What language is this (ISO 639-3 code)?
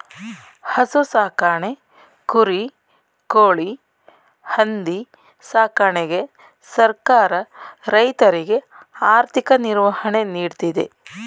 kan